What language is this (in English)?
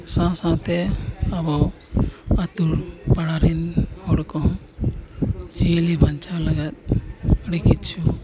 Santali